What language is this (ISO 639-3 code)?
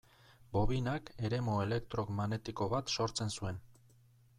eus